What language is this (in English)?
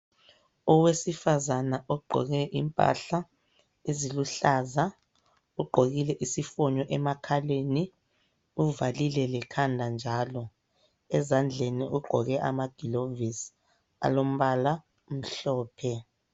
North Ndebele